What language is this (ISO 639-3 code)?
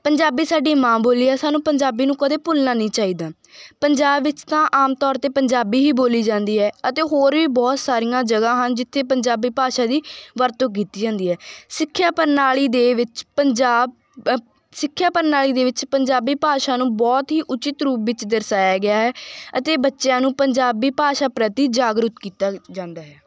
pan